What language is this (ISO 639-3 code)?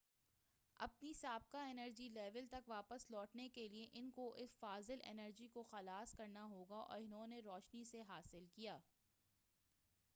urd